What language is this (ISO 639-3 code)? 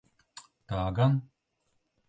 lav